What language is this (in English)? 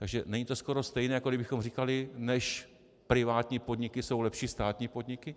Czech